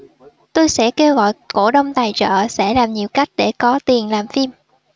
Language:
Vietnamese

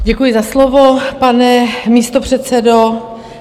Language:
Czech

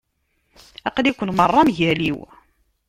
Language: Kabyle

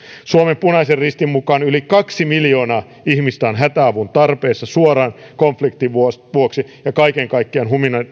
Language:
Finnish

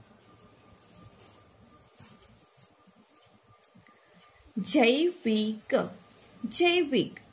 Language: Gujarati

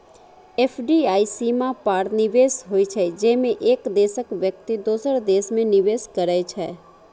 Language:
Maithili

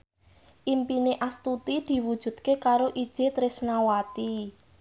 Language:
Javanese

